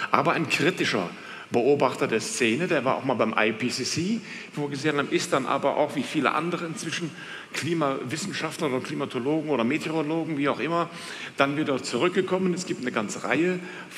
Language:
German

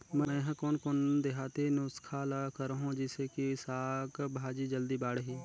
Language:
Chhattisgarhi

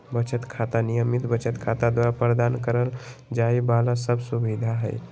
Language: Magahi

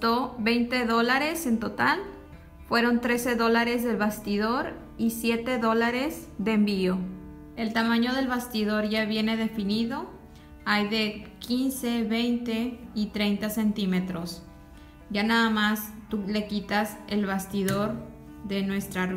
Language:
Spanish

